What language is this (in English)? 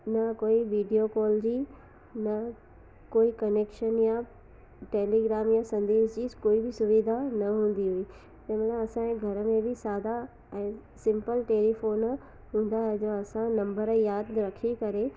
Sindhi